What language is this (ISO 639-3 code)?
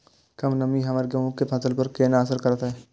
mai